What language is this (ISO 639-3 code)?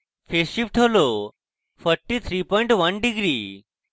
ben